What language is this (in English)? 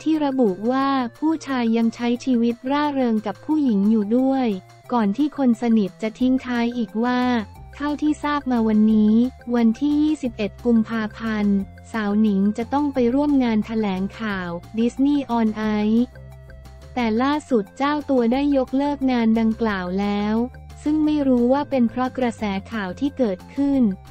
Thai